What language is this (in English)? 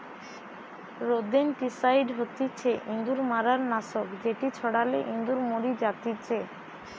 Bangla